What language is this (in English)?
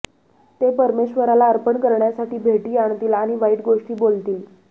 Marathi